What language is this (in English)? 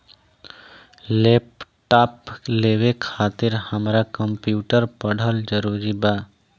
Bhojpuri